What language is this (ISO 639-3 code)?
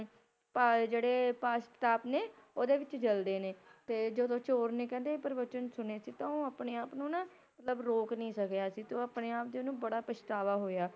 pan